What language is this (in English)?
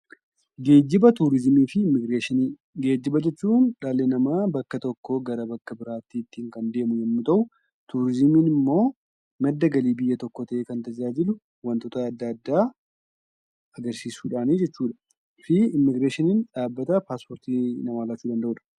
Oromo